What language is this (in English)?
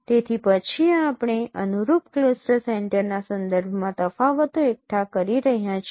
Gujarati